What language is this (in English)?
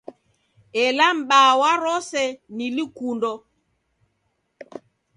Taita